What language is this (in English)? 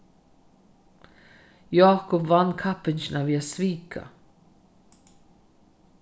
Faroese